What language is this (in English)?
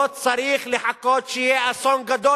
Hebrew